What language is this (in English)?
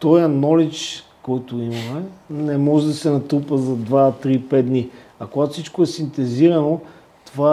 Bulgarian